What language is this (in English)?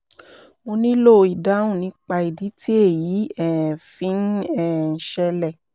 Yoruba